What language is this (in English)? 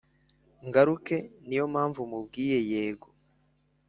Kinyarwanda